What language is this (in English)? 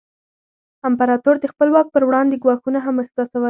Pashto